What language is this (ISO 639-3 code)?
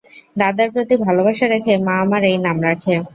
ben